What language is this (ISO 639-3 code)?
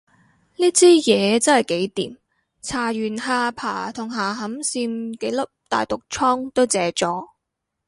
yue